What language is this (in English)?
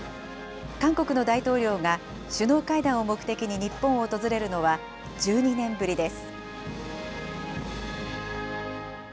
Japanese